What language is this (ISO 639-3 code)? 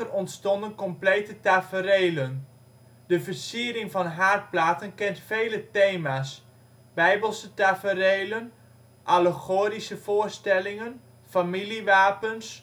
nld